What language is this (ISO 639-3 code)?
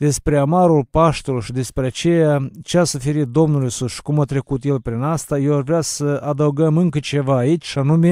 ron